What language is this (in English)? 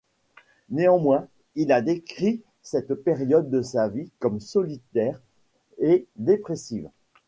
French